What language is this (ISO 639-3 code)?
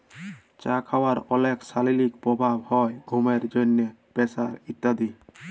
ben